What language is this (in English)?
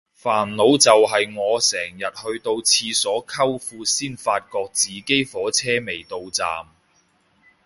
Cantonese